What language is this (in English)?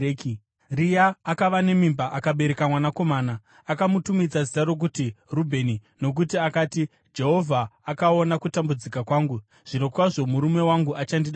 Shona